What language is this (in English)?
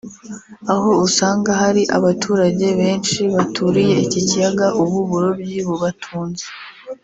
Kinyarwanda